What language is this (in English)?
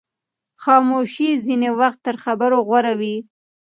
Pashto